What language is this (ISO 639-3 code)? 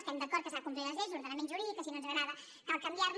cat